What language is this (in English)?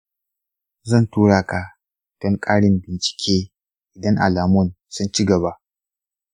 Hausa